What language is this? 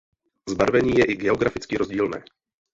Czech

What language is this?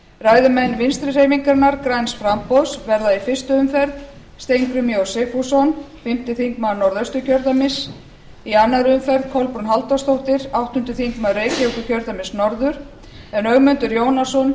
Icelandic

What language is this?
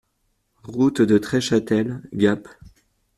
French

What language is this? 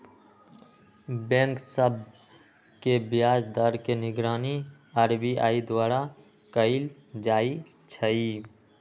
Magahi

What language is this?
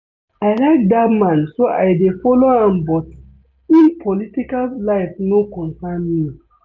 Nigerian Pidgin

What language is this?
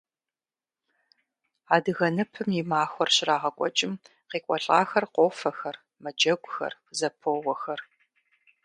Kabardian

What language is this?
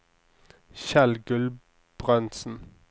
Norwegian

